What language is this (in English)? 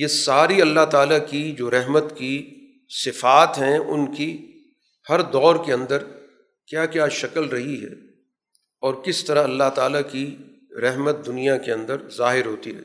Urdu